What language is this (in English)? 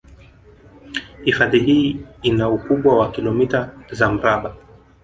Swahili